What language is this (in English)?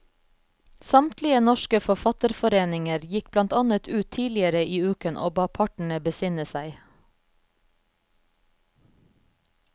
Norwegian